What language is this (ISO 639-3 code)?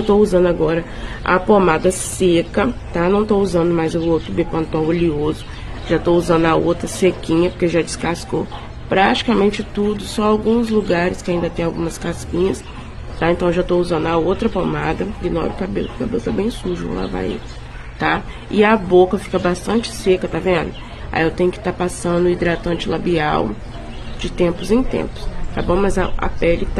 por